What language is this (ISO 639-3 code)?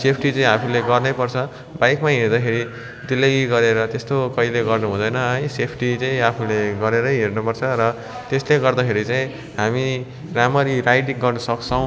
nep